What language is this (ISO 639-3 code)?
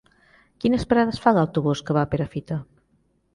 cat